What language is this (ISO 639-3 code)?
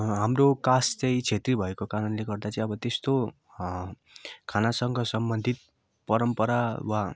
nep